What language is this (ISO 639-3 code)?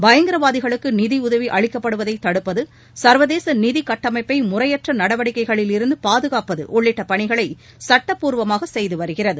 tam